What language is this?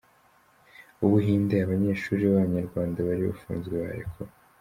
Kinyarwanda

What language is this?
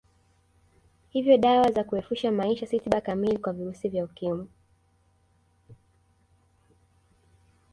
Swahili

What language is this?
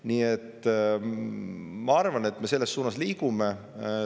Estonian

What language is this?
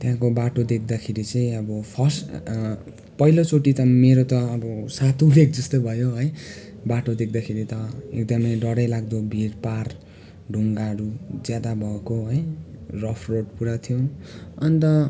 Nepali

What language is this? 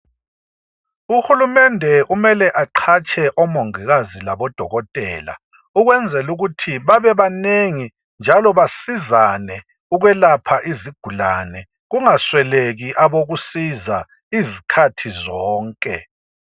North Ndebele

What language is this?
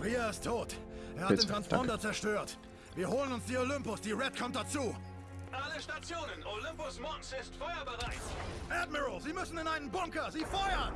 German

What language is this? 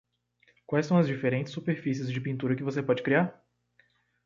Portuguese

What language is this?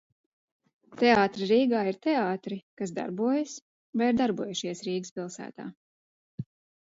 Latvian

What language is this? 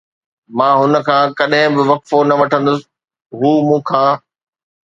Sindhi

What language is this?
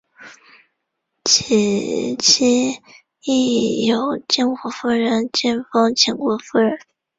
Chinese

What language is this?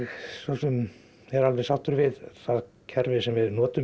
Icelandic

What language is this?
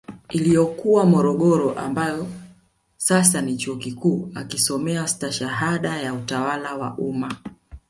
Swahili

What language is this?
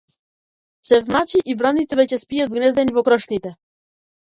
Macedonian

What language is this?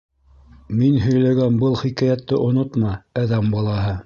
Bashkir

